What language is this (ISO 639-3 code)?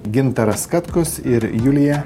lit